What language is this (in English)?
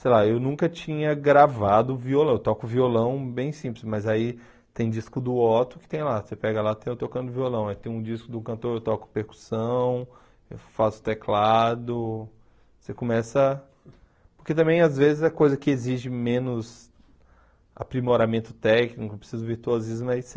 Portuguese